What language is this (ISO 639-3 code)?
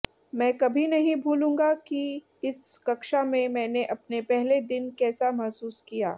hin